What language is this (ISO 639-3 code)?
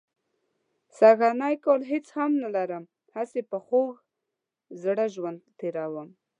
pus